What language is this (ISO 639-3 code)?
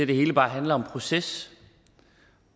dan